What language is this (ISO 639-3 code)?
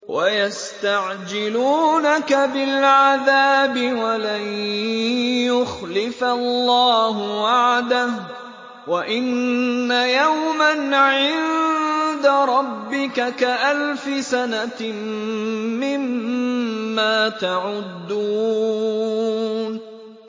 ara